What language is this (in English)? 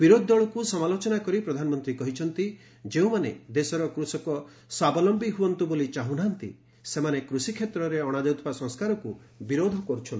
Odia